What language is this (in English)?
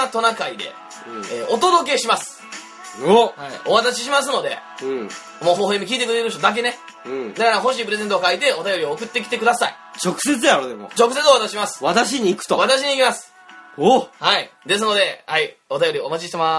Japanese